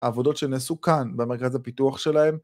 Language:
Hebrew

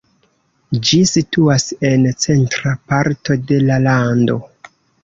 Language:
Esperanto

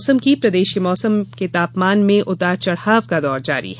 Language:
Hindi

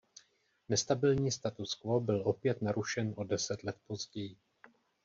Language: Czech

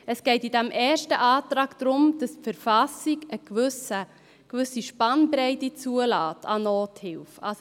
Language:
Swiss German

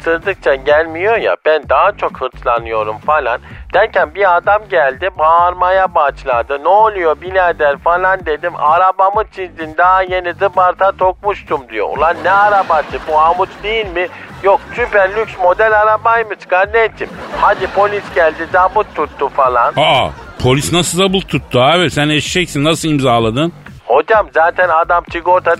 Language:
Turkish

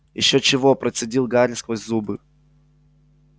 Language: Russian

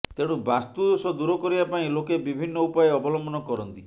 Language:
Odia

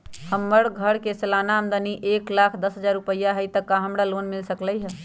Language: Magahi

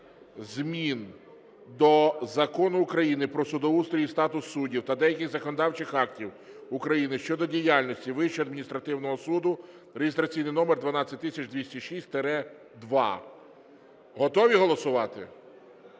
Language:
Ukrainian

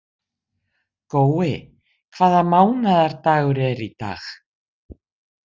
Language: Icelandic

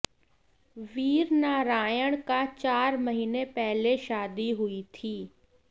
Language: Hindi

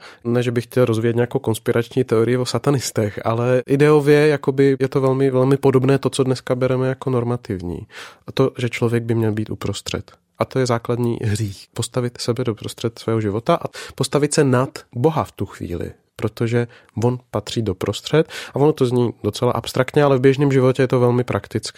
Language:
Czech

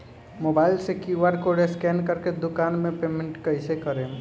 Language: Bhojpuri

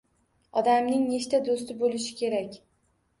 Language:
Uzbek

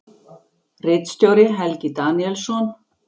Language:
Icelandic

